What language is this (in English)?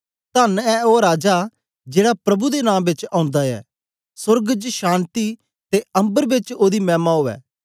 Dogri